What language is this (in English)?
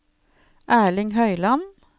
Norwegian